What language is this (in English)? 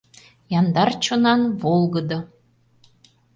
Mari